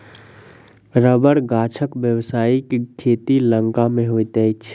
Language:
Maithili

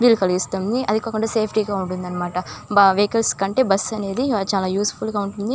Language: Telugu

